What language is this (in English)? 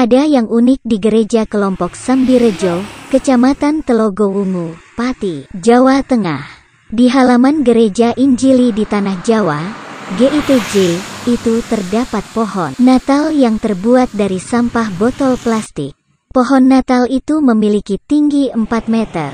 Indonesian